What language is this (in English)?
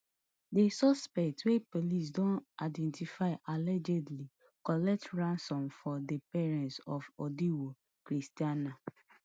Nigerian Pidgin